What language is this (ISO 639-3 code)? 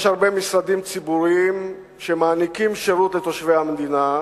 heb